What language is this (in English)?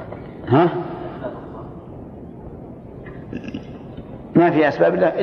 Arabic